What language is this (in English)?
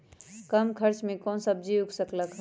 Magahi